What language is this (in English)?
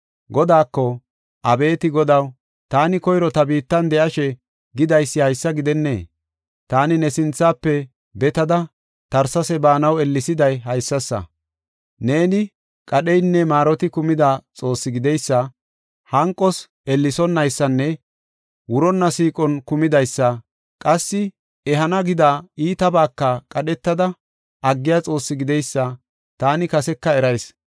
Gofa